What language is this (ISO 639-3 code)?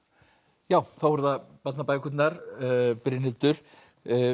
isl